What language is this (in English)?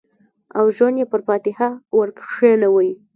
Pashto